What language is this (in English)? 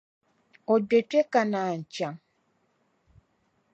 Dagbani